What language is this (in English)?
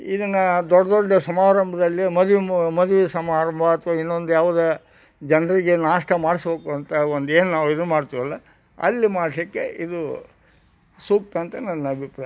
Kannada